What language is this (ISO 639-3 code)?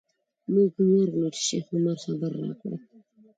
pus